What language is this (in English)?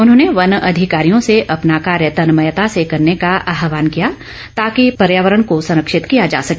Hindi